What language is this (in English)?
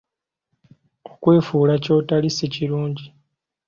Ganda